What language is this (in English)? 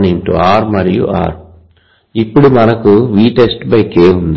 Telugu